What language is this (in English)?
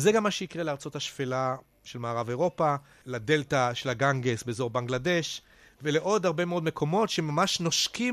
Hebrew